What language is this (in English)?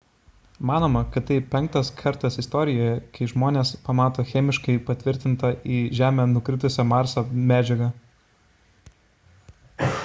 Lithuanian